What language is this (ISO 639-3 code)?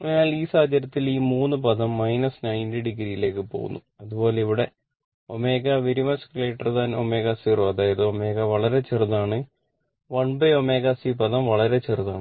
mal